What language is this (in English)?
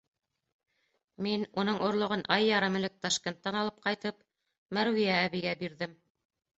Bashkir